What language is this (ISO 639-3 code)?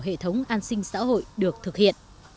vie